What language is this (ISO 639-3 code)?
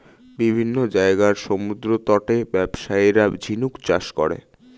ben